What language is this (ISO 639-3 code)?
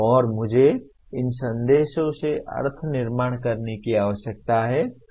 hin